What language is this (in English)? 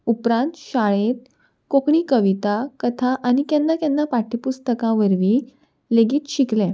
Konkani